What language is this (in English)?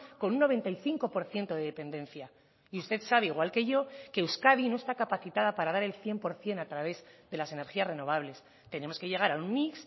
Spanish